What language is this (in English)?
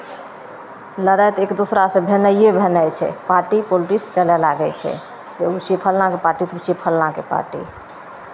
Maithili